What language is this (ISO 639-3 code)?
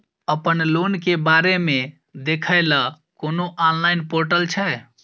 mai